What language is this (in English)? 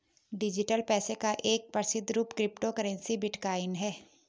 Hindi